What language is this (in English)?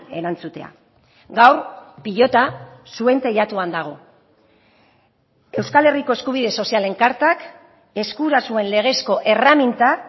Basque